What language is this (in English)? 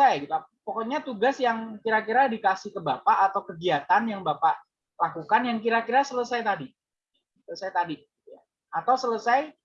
Indonesian